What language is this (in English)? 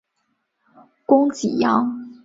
Chinese